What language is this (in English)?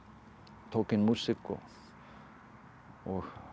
Icelandic